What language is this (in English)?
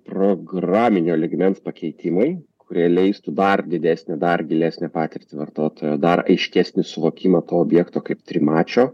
Lithuanian